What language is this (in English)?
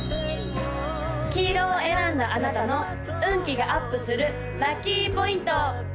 Japanese